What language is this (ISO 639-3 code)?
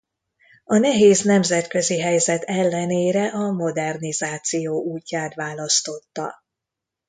hun